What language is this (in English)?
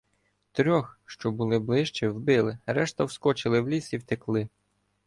Ukrainian